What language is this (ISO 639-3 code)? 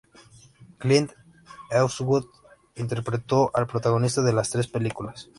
spa